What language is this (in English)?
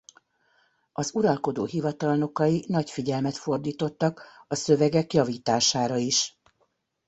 Hungarian